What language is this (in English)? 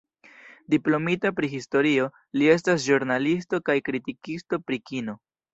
Esperanto